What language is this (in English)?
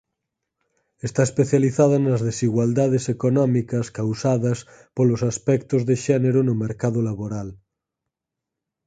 Galician